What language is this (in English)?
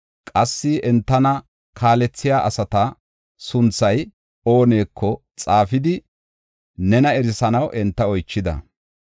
Gofa